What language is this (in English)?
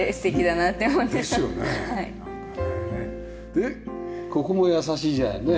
Japanese